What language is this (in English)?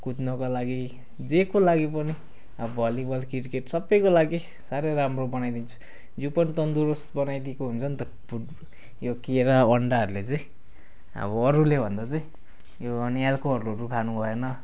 Nepali